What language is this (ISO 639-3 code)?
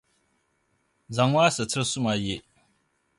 dag